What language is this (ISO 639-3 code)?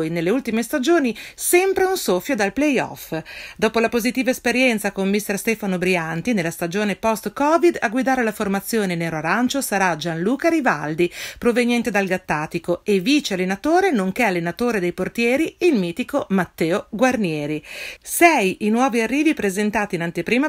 ita